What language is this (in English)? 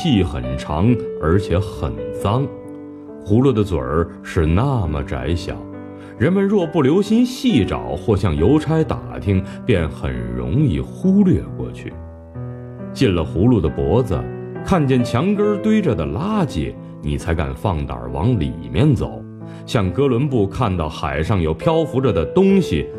Chinese